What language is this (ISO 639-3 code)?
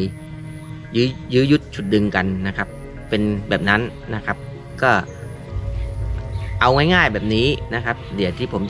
tha